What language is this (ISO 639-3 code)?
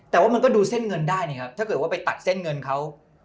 tha